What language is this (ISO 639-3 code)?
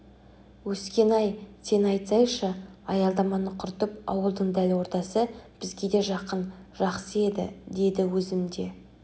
kaz